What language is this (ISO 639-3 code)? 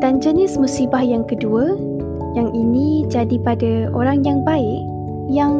msa